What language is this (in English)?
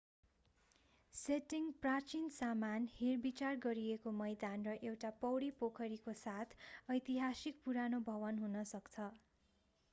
Nepali